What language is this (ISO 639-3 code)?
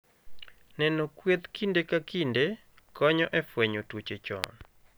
luo